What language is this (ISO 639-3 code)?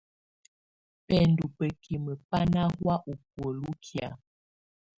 tvu